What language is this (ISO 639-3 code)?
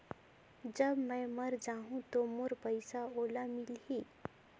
hne